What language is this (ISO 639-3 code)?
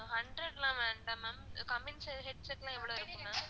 tam